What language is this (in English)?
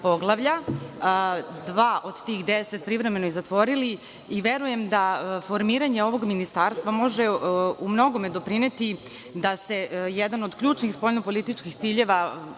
Serbian